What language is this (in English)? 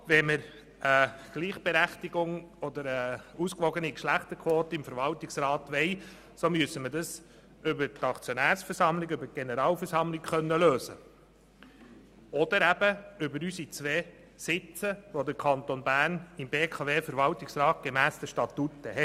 Swiss German